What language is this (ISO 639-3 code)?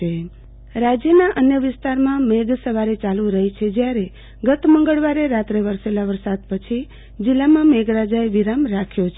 guj